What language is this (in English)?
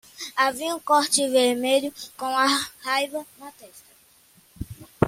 Portuguese